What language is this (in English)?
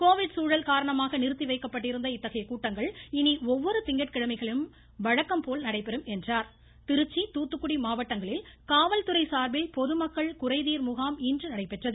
Tamil